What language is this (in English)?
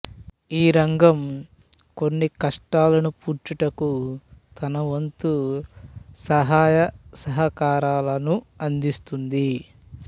Telugu